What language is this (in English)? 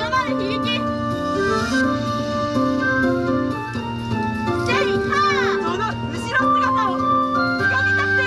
Japanese